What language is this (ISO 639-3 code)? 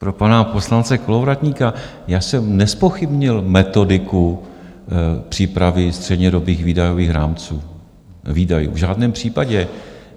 ces